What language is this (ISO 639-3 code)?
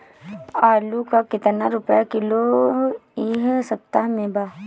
bho